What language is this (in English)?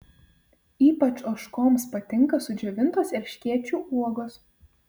Lithuanian